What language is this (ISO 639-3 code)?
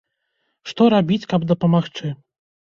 bel